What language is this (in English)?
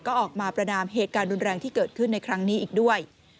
Thai